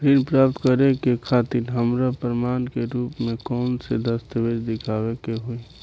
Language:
Bhojpuri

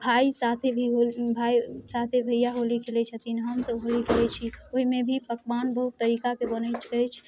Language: Maithili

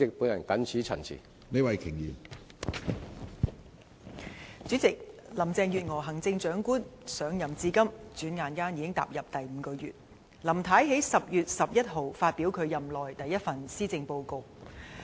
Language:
Cantonese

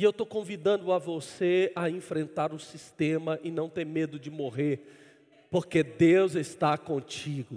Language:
Portuguese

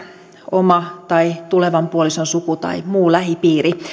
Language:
Finnish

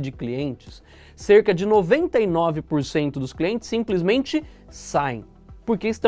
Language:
Portuguese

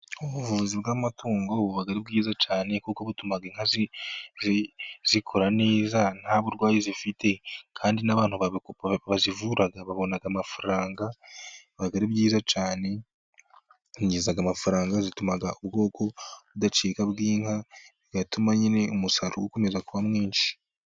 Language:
Kinyarwanda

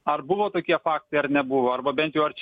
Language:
Lithuanian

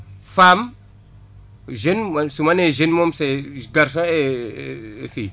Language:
Wolof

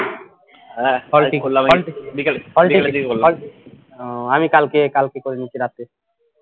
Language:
Bangla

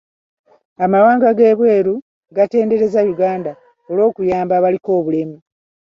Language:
Ganda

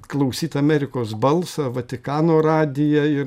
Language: Lithuanian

